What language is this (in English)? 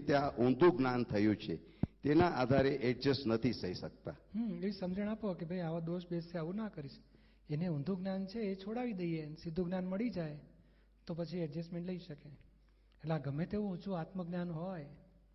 Gujarati